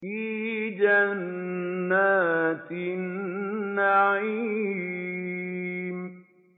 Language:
Arabic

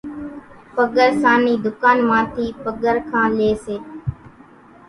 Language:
Kachi Koli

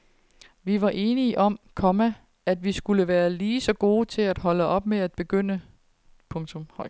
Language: Danish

